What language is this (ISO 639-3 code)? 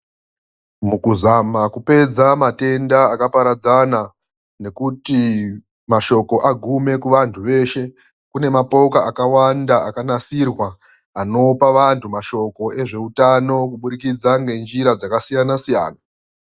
ndc